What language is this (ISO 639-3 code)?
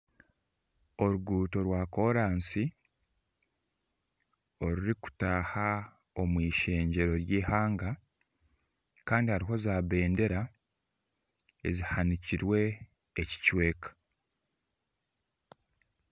nyn